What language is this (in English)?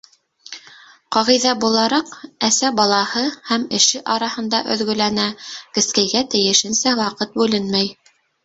Bashkir